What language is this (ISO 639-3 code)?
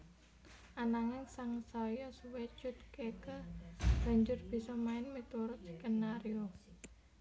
jav